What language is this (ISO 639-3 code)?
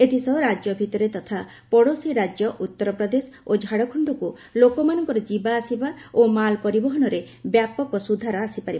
ori